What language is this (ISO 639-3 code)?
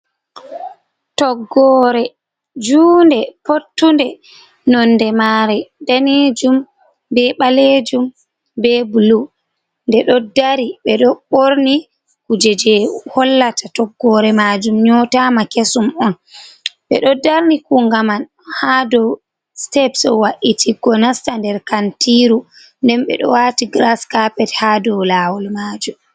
ful